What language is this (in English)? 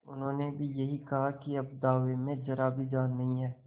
Hindi